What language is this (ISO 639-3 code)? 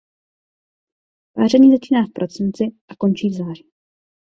ces